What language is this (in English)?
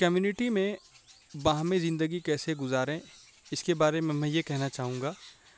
Urdu